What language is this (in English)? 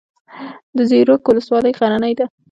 Pashto